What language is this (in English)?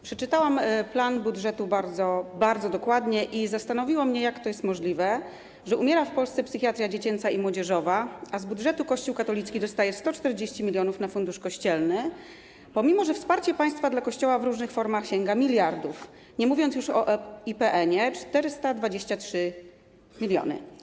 Polish